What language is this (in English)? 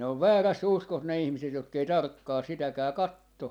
Finnish